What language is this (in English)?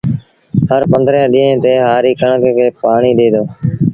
Sindhi Bhil